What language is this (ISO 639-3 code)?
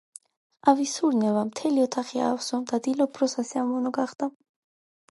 kat